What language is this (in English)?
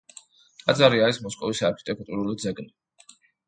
Georgian